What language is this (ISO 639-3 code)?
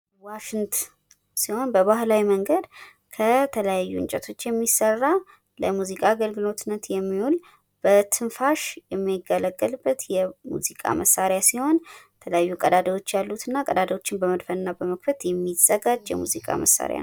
amh